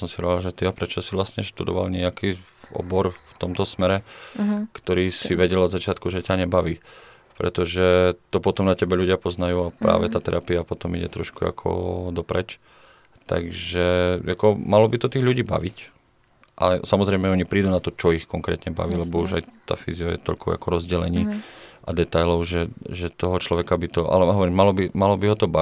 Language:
Czech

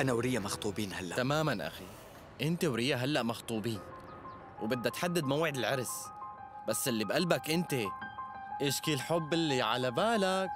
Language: Arabic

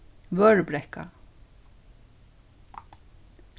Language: Faroese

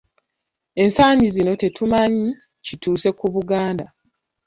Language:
Ganda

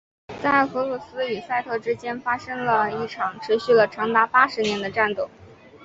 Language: Chinese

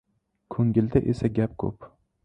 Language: Uzbek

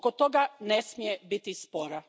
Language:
Croatian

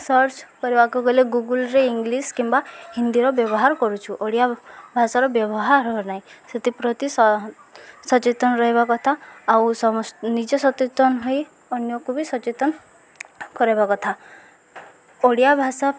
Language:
Odia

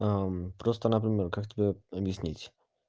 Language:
Russian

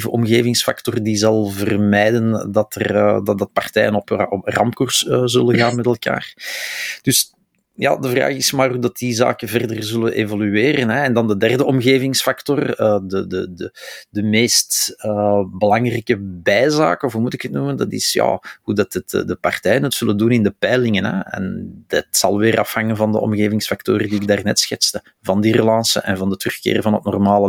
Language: Dutch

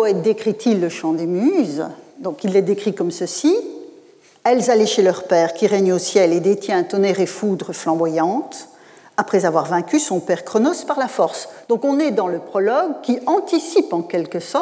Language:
French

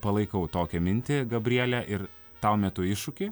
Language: Lithuanian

